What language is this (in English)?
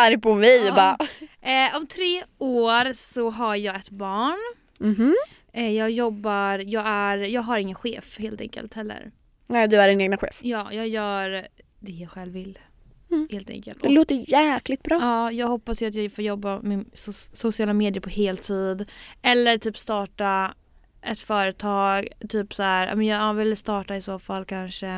Swedish